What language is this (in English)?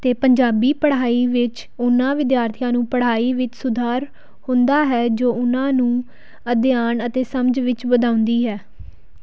Punjabi